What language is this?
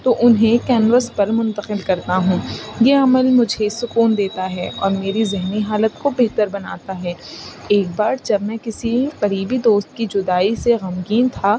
Urdu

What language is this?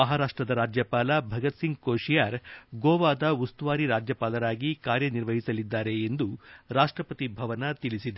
Kannada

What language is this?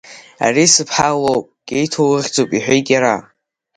Abkhazian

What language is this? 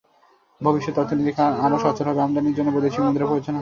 Bangla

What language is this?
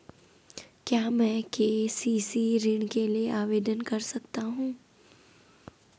Hindi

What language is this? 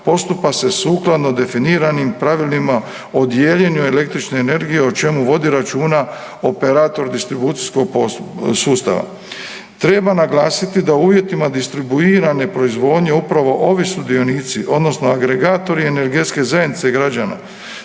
Croatian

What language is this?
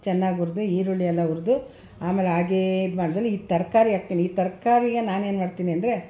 Kannada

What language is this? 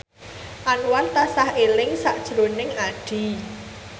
Javanese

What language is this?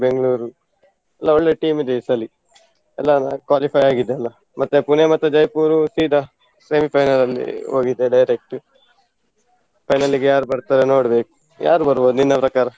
Kannada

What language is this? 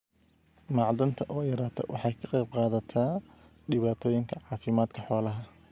Somali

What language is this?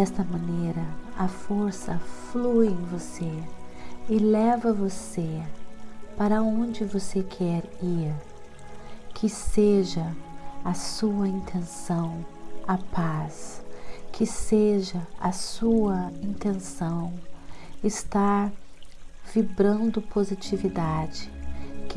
Portuguese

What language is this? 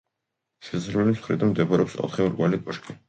Georgian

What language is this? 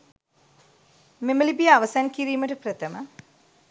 Sinhala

